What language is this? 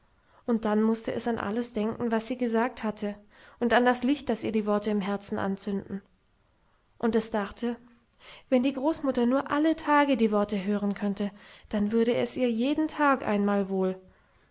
German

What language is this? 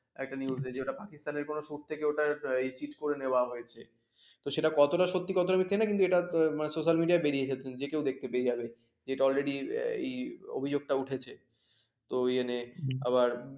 Bangla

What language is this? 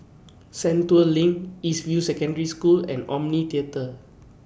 English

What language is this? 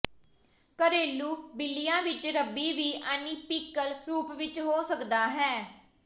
Punjabi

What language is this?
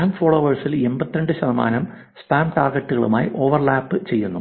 Malayalam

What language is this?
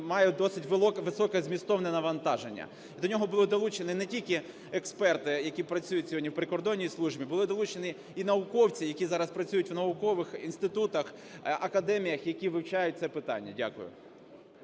Ukrainian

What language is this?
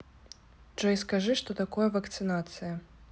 Russian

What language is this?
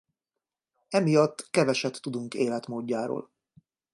Hungarian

